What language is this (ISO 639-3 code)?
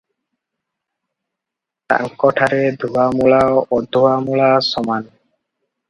ori